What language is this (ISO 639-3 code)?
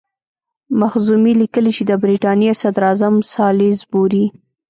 pus